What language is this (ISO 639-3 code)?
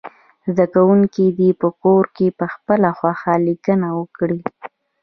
pus